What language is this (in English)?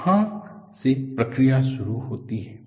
Hindi